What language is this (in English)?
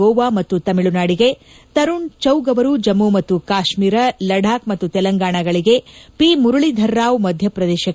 Kannada